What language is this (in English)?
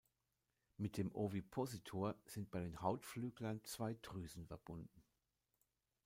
German